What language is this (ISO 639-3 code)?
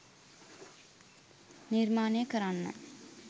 sin